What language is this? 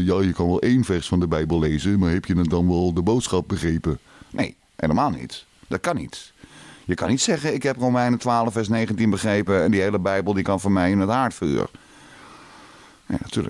Dutch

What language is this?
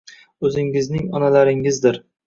Uzbek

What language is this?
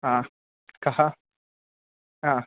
Sanskrit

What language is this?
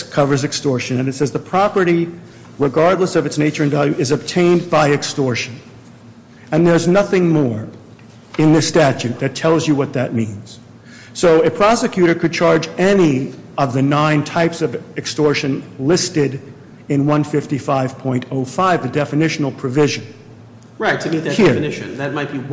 English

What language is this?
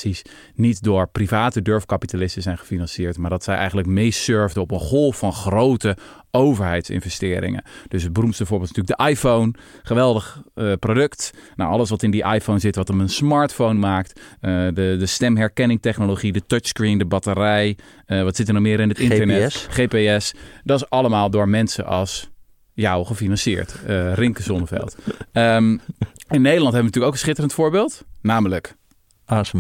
Dutch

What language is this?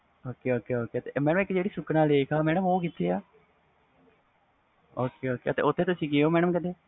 Punjabi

